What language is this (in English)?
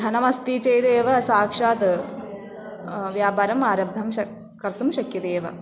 Sanskrit